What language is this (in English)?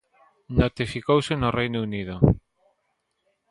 Galician